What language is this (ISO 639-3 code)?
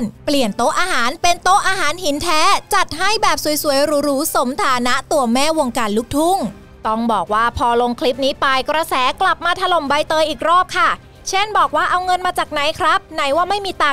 tha